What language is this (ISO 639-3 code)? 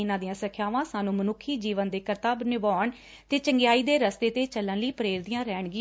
pan